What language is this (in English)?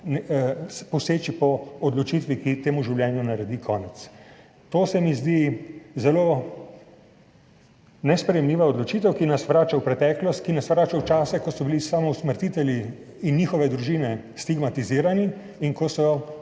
Slovenian